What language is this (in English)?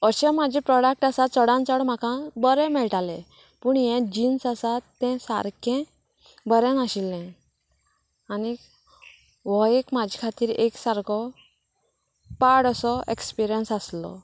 Konkani